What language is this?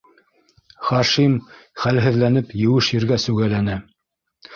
Bashkir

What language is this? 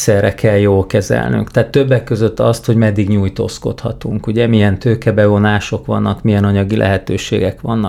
Hungarian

